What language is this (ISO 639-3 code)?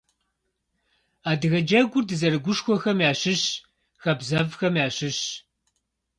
kbd